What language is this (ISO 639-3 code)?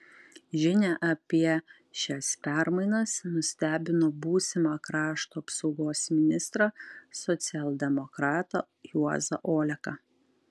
lit